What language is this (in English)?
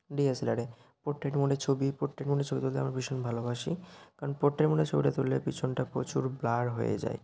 Bangla